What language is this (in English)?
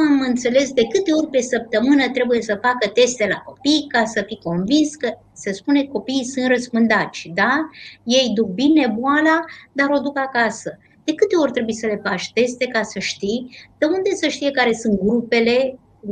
Romanian